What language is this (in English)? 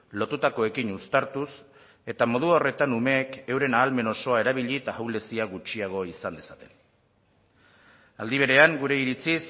Basque